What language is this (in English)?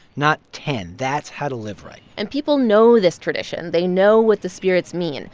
English